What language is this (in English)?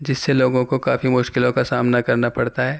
Urdu